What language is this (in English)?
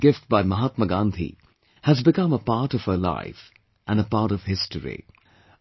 English